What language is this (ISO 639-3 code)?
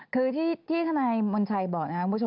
tha